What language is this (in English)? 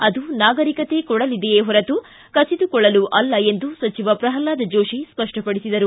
Kannada